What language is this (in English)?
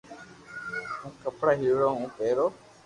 Loarki